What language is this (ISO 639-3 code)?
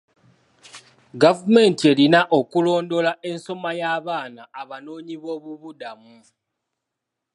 lug